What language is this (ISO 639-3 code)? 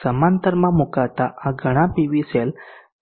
guj